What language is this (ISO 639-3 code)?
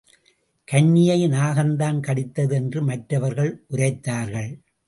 tam